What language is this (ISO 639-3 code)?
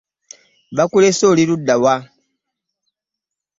lug